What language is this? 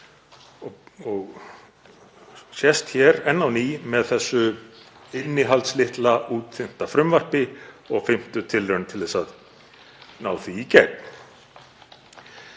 Icelandic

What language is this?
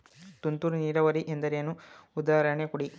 Kannada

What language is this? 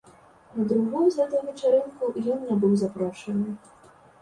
Belarusian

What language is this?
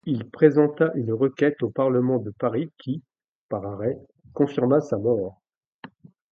French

